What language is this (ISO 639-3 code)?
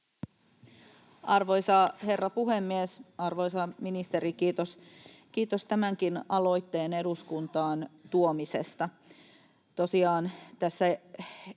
fin